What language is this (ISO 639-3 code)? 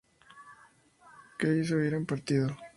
spa